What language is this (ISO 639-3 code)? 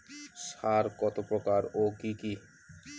ben